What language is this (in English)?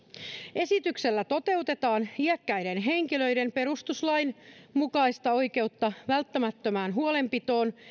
Finnish